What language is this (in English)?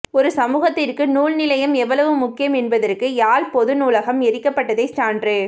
Tamil